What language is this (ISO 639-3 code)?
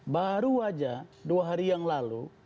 ind